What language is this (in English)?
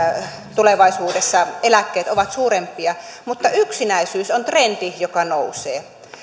Finnish